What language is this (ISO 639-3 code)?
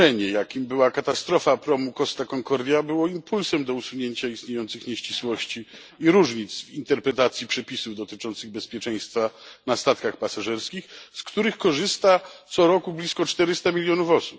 pol